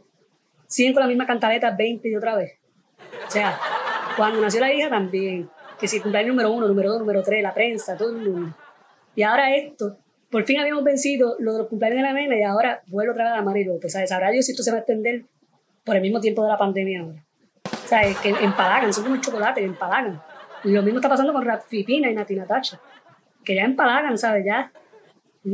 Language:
Spanish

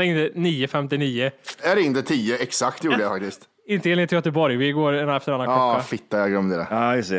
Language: Swedish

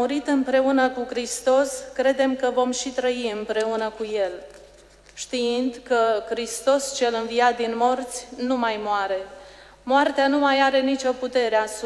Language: Romanian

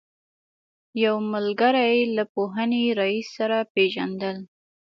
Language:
Pashto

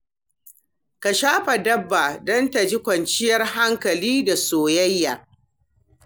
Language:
Hausa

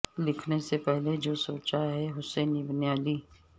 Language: Urdu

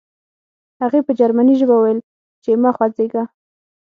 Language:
Pashto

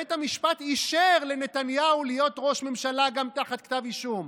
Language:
Hebrew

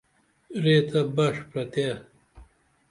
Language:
Dameli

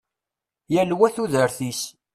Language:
Kabyle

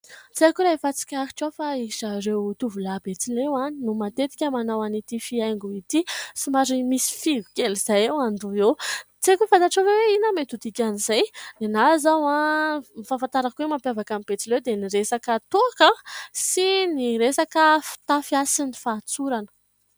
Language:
Malagasy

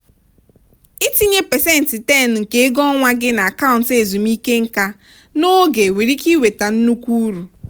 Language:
Igbo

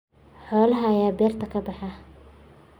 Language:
Somali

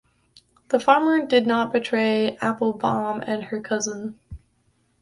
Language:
English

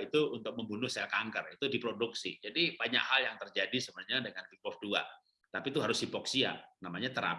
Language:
Indonesian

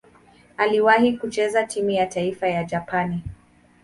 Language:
Swahili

